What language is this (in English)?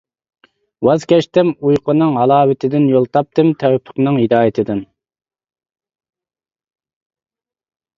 Uyghur